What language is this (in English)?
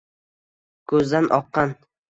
Uzbek